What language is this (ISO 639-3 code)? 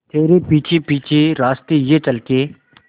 hin